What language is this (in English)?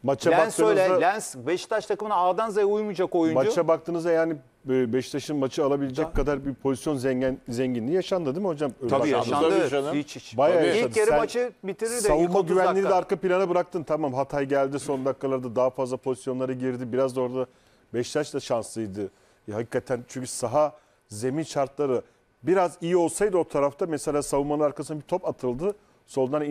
Turkish